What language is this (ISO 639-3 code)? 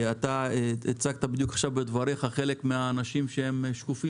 heb